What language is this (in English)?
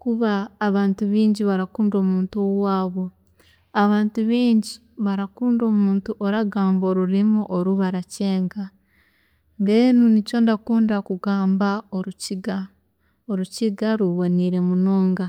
Chiga